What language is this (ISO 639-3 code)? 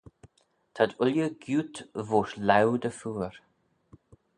glv